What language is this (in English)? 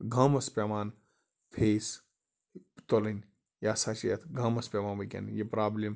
Kashmiri